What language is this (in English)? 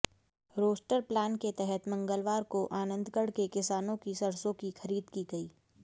Hindi